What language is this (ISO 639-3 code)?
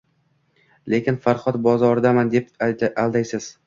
uzb